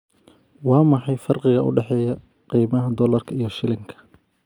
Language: Somali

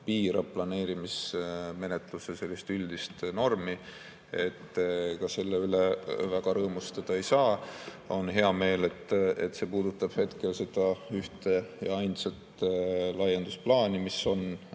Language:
Estonian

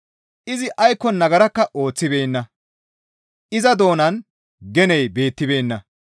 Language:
Gamo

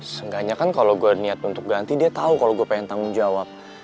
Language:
Indonesian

